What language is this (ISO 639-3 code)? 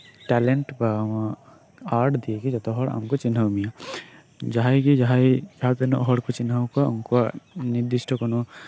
sat